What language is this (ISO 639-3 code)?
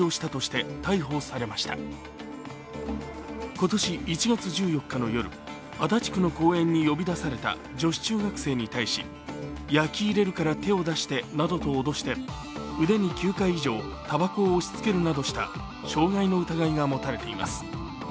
jpn